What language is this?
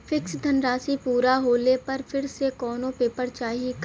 Bhojpuri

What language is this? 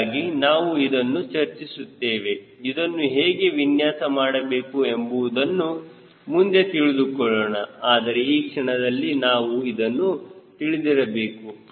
Kannada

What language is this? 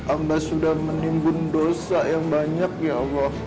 Indonesian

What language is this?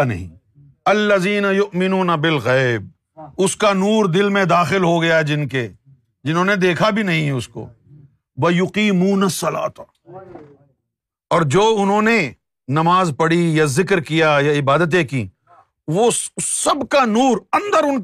Urdu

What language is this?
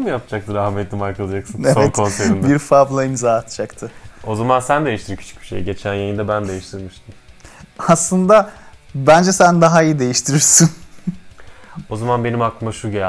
Turkish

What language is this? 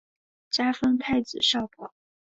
Chinese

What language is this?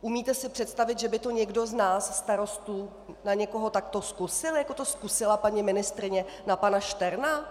Czech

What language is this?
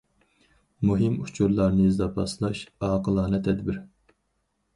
Uyghur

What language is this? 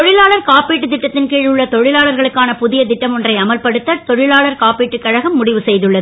Tamil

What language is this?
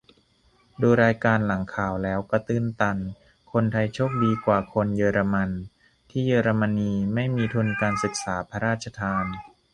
Thai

